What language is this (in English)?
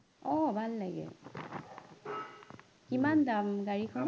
Assamese